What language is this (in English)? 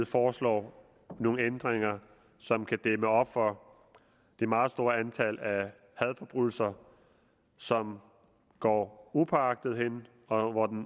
Danish